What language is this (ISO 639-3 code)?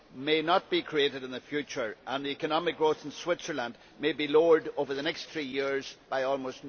eng